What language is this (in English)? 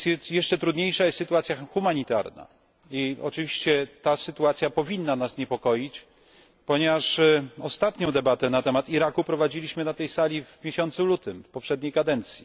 Polish